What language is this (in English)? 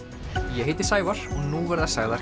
Icelandic